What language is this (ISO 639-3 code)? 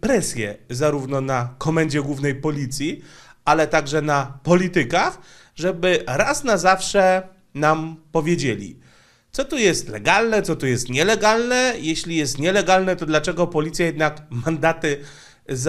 pol